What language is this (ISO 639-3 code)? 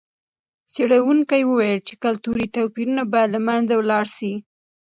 pus